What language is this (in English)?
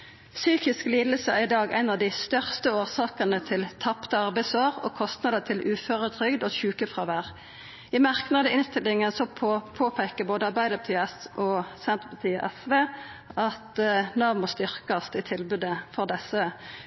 Norwegian Nynorsk